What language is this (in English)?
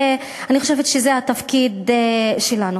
Hebrew